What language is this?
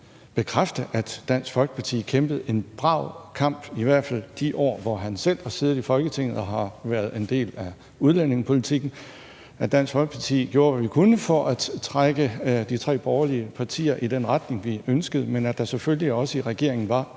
Danish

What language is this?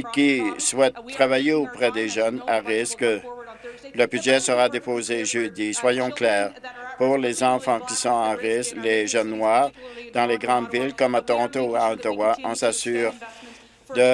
French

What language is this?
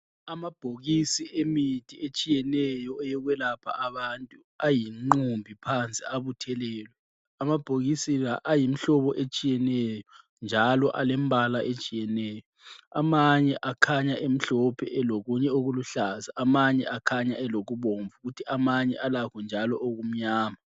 North Ndebele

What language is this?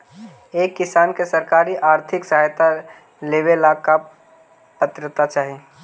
Magahi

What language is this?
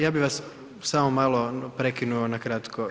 Croatian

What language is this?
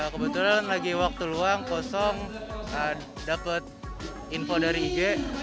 Indonesian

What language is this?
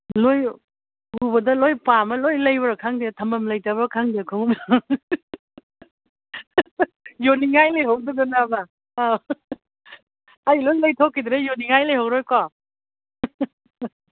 Manipuri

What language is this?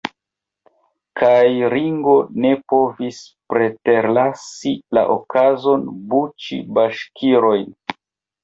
Esperanto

